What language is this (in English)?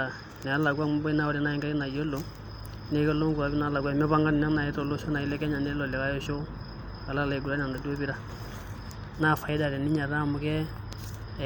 Masai